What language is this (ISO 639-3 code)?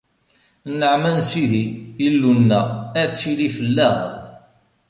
kab